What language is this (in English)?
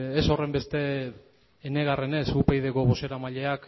Basque